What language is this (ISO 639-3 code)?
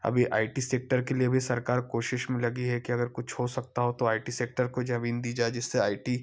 hin